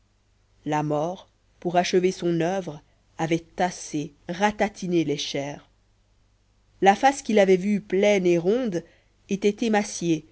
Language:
French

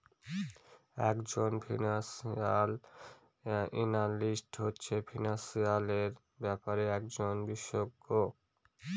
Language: Bangla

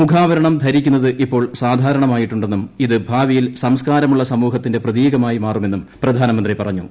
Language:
Malayalam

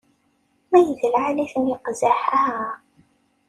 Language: Kabyle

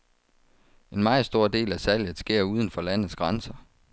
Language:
Danish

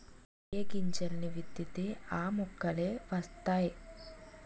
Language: Telugu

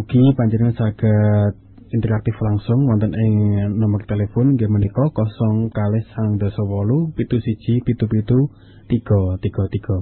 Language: Malay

